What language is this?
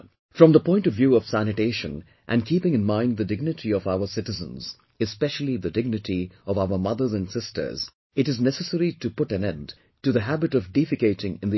English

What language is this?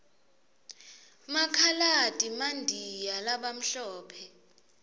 Swati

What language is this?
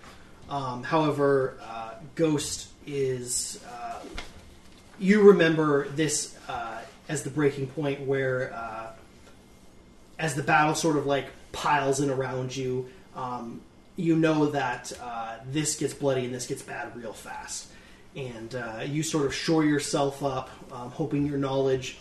English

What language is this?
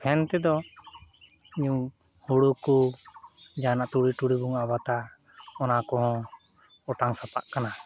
Santali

